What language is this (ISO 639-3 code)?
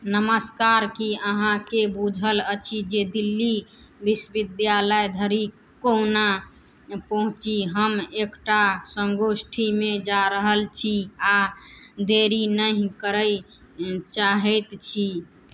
mai